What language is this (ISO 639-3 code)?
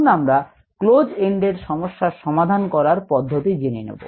ben